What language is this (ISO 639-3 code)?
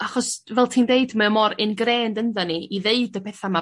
cym